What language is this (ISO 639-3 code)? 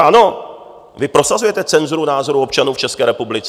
ces